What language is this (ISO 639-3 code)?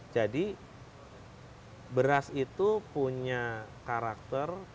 ind